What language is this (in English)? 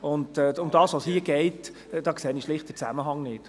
Swiss German